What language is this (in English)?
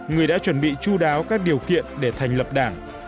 Vietnamese